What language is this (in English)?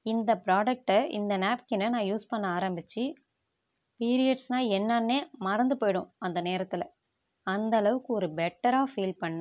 Tamil